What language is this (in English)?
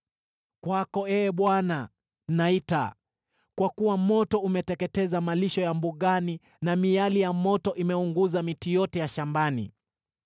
Swahili